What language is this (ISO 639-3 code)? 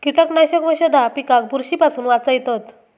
mar